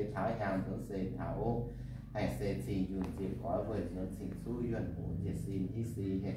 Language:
Vietnamese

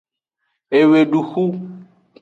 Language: Aja (Benin)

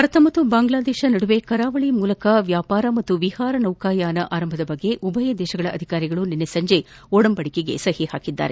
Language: Kannada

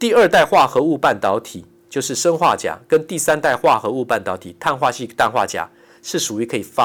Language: Chinese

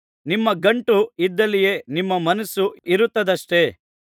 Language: Kannada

